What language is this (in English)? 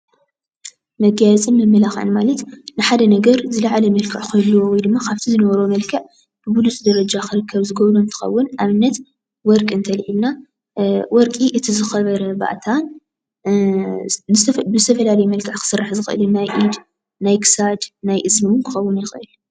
Tigrinya